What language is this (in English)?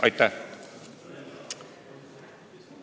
Estonian